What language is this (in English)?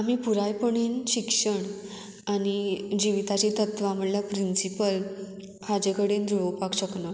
Konkani